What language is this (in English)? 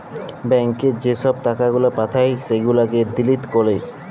Bangla